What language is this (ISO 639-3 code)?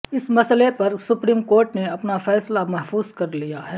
urd